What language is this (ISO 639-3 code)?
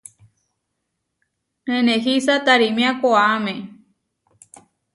var